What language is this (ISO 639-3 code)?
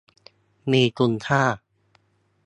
tha